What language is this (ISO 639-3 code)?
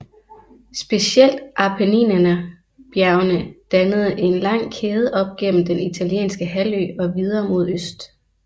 dan